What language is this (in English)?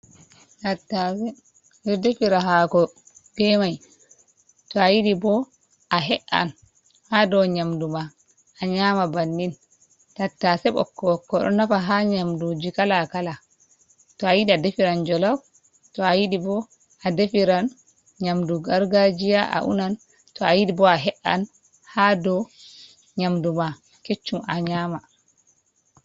Fula